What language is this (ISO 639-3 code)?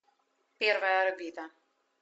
rus